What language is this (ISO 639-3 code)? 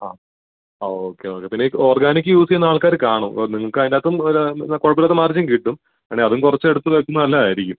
mal